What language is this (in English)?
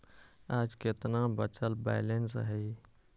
Magahi